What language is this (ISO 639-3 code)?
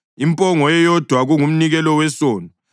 nde